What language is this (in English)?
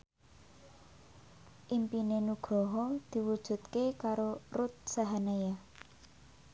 Javanese